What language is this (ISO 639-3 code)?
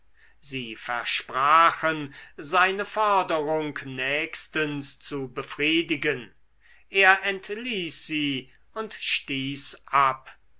deu